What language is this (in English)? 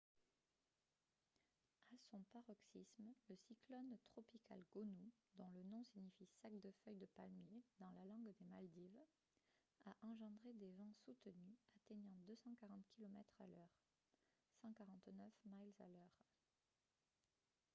French